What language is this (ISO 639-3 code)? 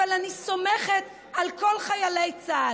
heb